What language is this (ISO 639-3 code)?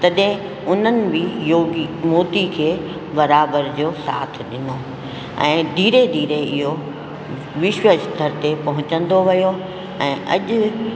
snd